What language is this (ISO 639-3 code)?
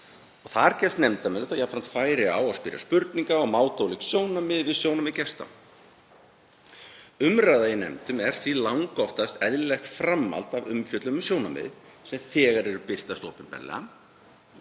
isl